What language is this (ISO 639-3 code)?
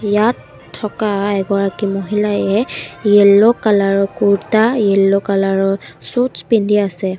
asm